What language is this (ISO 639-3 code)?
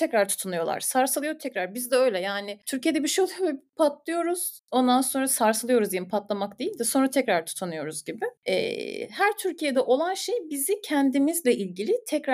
tur